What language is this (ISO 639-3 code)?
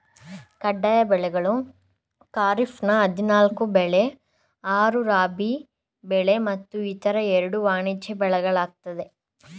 kan